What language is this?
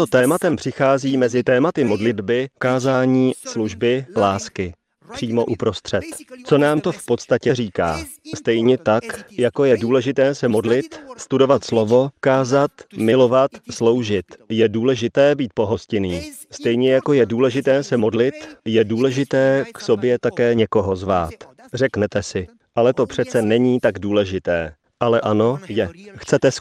Czech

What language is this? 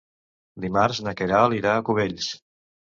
Catalan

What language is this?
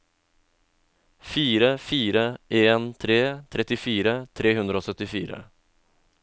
Norwegian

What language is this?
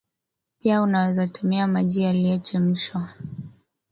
Swahili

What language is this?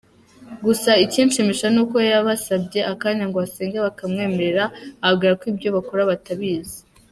Kinyarwanda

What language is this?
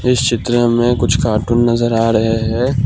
Hindi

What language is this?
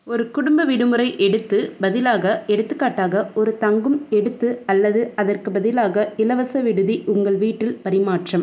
Tamil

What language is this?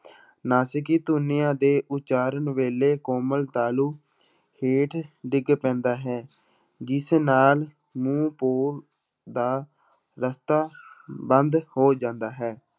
Punjabi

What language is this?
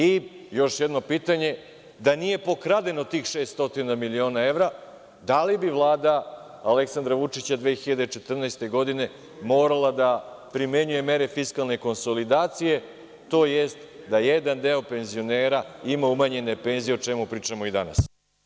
Serbian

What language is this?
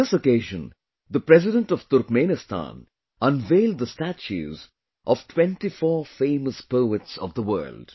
English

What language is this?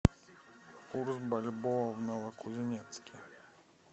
Russian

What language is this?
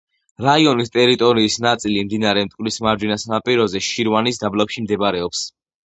Georgian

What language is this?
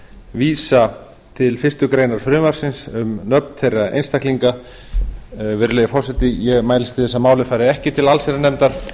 Icelandic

